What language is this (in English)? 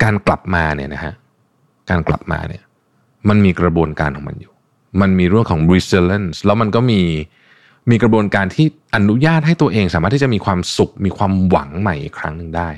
Thai